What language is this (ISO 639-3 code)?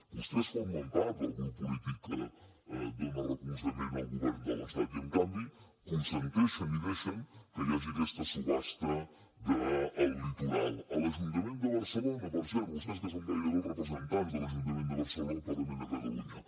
cat